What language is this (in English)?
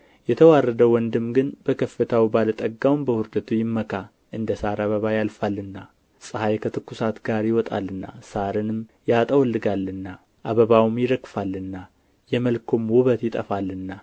Amharic